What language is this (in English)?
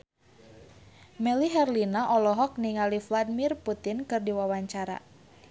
Sundanese